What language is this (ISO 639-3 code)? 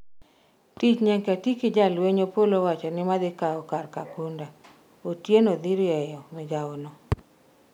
luo